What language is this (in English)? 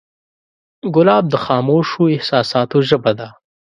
Pashto